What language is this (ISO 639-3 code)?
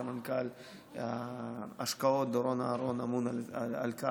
heb